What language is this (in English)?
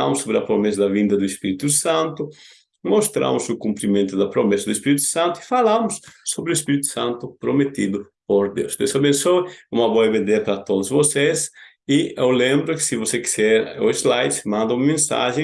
Portuguese